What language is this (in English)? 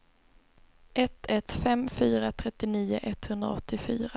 Swedish